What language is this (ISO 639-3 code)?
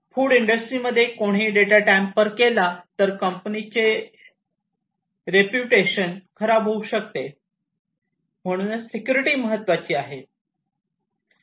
mar